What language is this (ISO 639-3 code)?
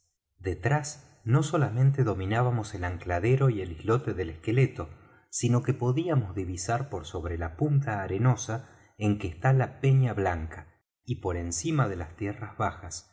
spa